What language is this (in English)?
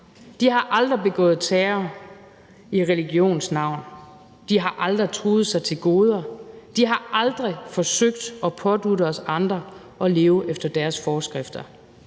Danish